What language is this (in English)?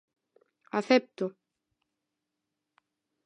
Galician